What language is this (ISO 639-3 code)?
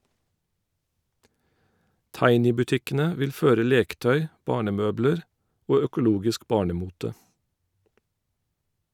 nor